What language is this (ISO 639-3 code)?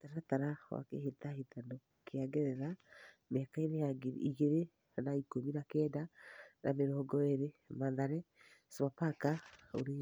kik